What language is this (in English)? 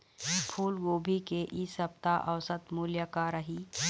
Chhattisgarhi